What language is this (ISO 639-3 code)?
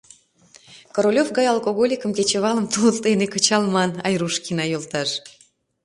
chm